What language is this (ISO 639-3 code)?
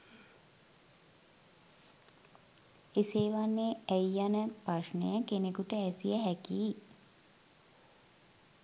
sin